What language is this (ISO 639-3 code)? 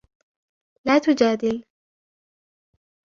ara